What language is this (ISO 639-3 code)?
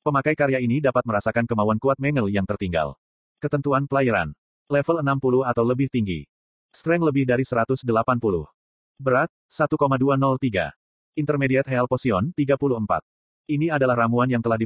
ind